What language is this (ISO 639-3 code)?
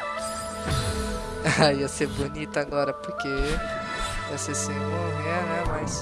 por